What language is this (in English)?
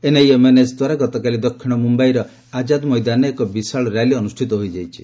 Odia